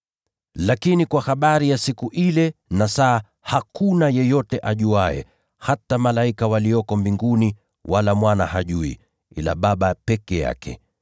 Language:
Swahili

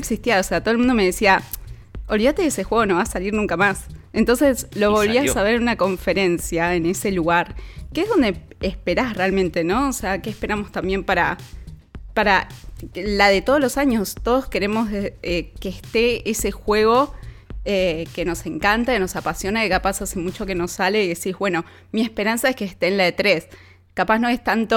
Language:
Spanish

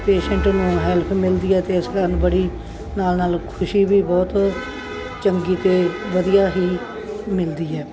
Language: Punjabi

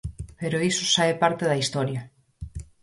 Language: Galician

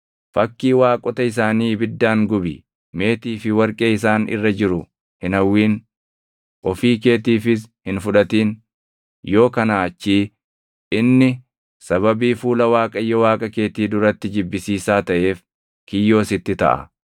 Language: Oromo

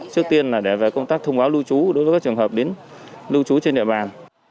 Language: Vietnamese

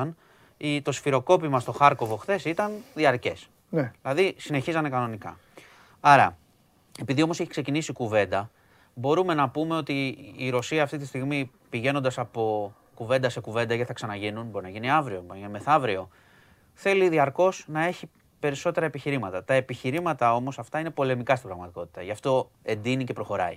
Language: Greek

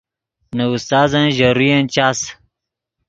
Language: Yidgha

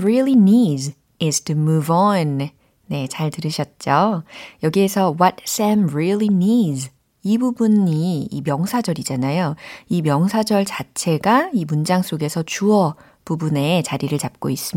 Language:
Korean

